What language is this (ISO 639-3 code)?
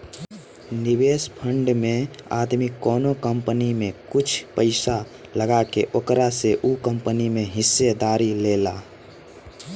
bho